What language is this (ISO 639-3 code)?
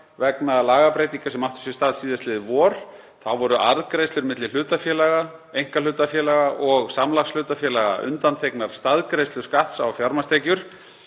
isl